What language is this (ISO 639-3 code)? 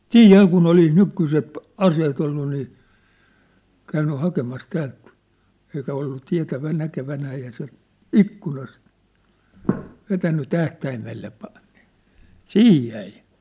fin